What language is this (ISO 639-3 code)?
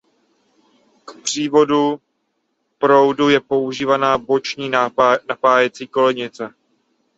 ces